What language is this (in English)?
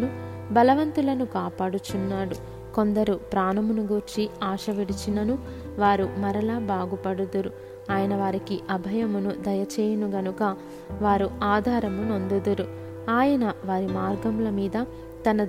Telugu